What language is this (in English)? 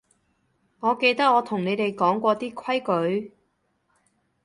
Cantonese